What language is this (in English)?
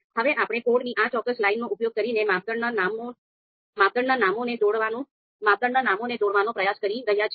Gujarati